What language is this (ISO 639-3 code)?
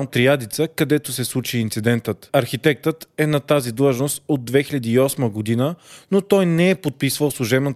bul